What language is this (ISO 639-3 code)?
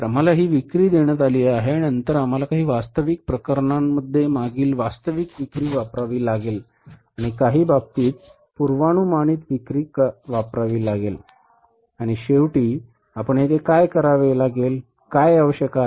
mar